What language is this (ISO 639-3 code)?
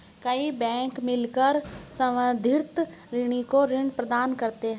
hin